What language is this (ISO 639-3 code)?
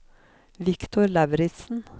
nor